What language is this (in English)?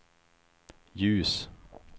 Swedish